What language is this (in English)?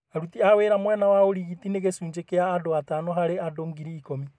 Kikuyu